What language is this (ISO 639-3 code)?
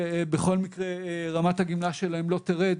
heb